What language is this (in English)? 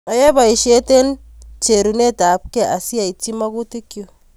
Kalenjin